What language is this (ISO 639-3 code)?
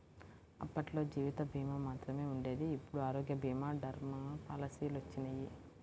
tel